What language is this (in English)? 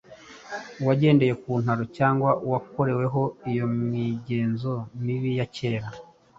Kinyarwanda